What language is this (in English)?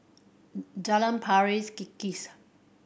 English